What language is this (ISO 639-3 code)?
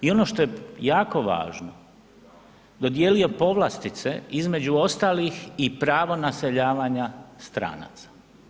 hrv